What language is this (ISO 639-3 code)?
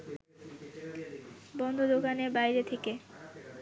ben